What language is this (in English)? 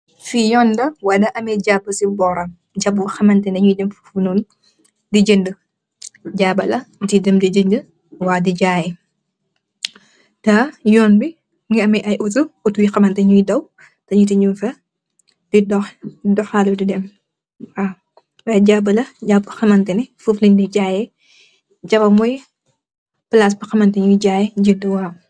Wolof